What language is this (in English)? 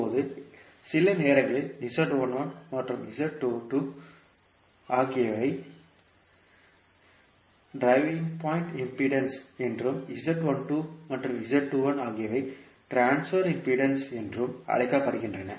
Tamil